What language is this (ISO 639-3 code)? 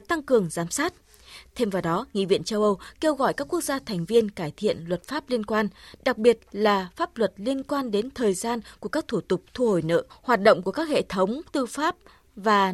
vie